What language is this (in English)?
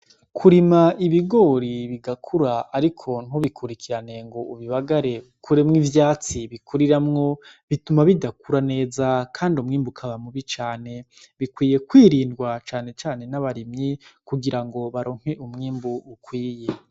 Rundi